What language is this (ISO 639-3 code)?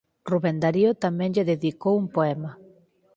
glg